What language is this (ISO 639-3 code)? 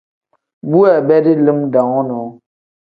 kdh